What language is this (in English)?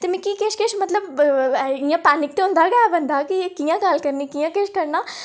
Dogri